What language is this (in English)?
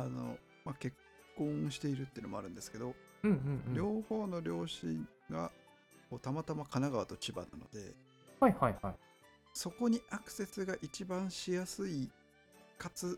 Japanese